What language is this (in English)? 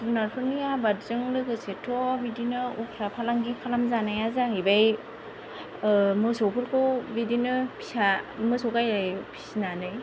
Bodo